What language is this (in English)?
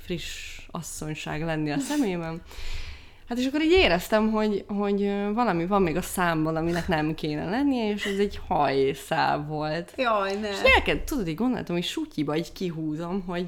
Hungarian